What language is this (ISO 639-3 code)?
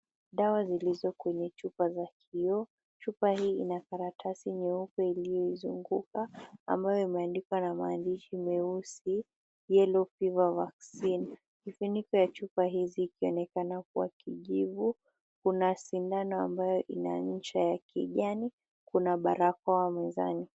swa